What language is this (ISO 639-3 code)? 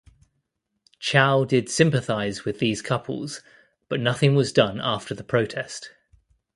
eng